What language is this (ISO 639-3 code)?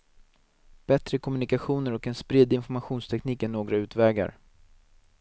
swe